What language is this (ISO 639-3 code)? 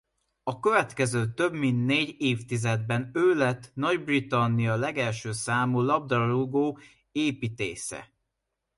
hun